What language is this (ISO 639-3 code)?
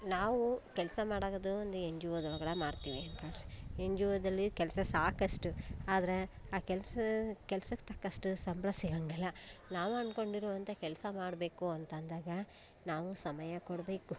kan